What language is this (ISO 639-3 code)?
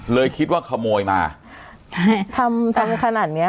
tha